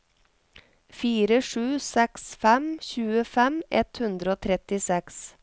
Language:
Norwegian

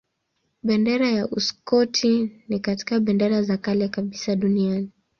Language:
Swahili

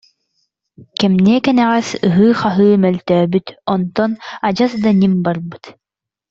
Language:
Yakut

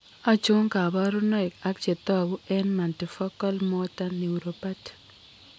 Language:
Kalenjin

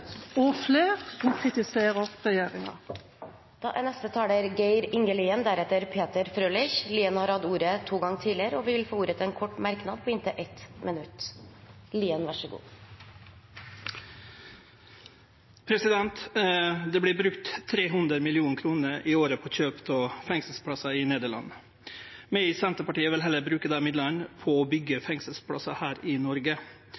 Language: Norwegian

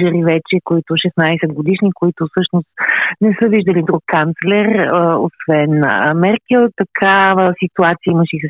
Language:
Bulgarian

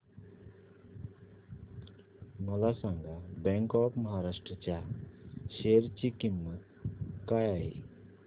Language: Marathi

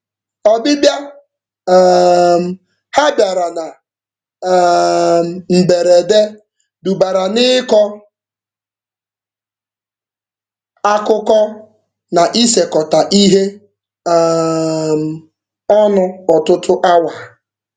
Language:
Igbo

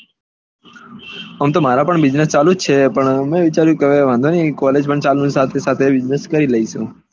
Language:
Gujarati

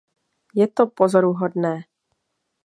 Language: Czech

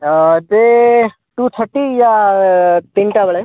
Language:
Odia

